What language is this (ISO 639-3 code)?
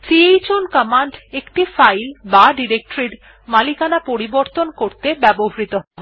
ben